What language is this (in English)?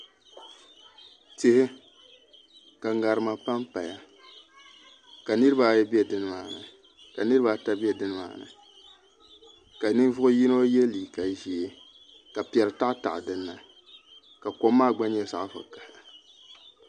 Dagbani